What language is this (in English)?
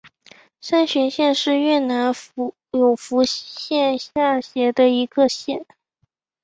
Chinese